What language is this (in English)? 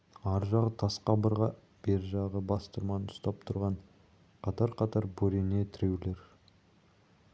Kazakh